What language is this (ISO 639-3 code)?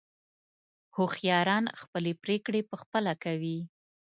pus